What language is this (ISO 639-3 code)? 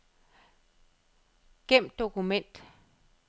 dan